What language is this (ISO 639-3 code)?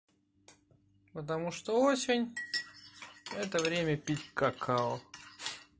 rus